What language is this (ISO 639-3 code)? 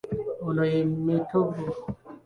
lug